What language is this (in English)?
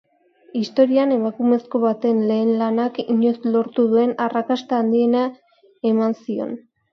Basque